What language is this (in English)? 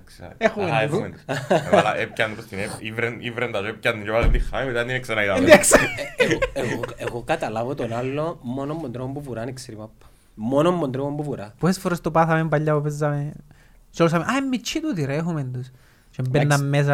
Greek